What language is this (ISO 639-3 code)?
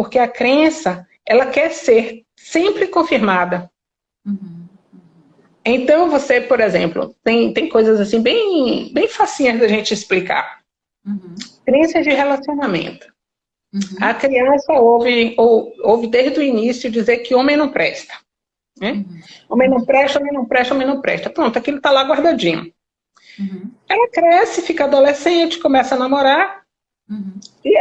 por